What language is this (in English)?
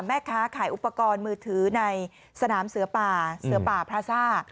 Thai